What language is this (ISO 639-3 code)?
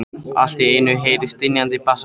isl